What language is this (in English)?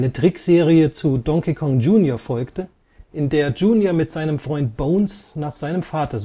German